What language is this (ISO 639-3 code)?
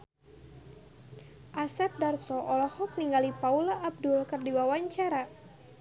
sun